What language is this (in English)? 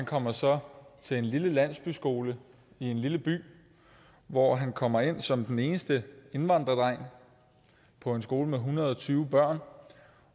Danish